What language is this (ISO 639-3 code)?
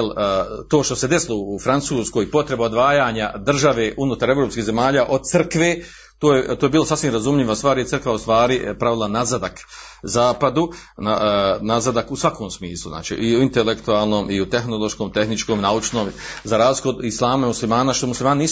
hrv